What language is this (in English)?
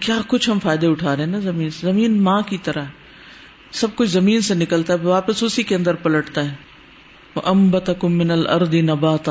Urdu